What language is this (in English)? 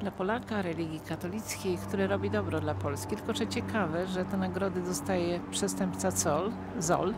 Polish